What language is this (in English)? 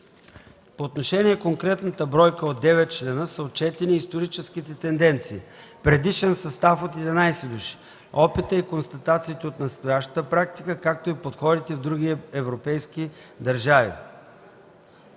Bulgarian